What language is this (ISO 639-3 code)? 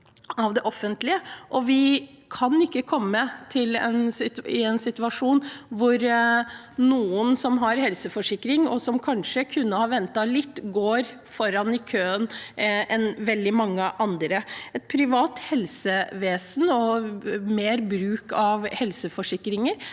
nor